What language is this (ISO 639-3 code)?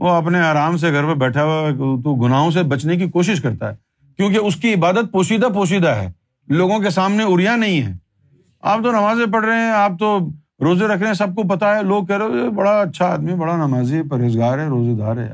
urd